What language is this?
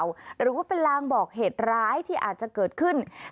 Thai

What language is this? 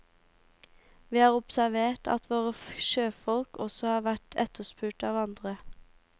Norwegian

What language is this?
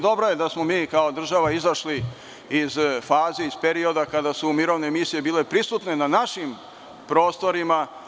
Serbian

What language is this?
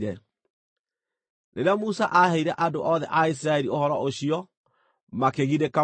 Kikuyu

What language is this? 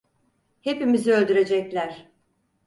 Turkish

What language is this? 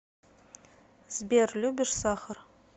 Russian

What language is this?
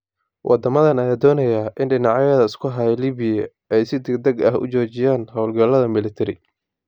Somali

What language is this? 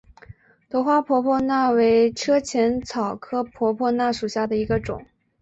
Chinese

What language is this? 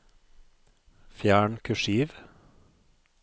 Norwegian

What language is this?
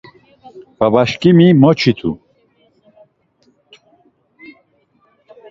Laz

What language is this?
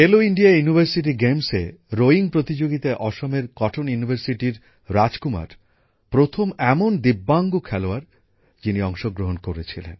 Bangla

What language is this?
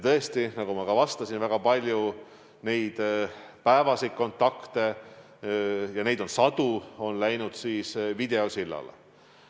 Estonian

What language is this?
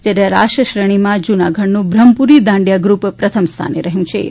Gujarati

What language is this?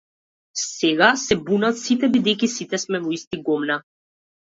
Macedonian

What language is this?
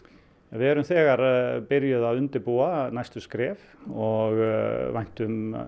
Icelandic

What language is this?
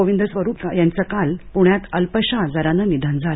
Marathi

